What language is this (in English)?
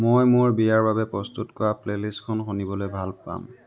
Assamese